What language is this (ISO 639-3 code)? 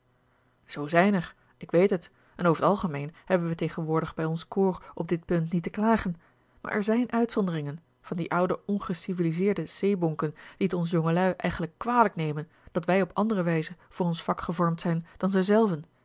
nld